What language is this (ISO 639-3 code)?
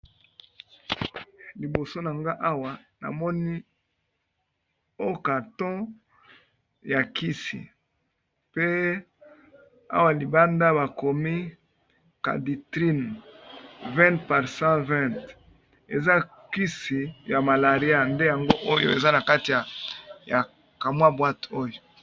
lin